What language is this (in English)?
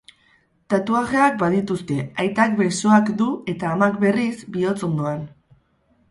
Basque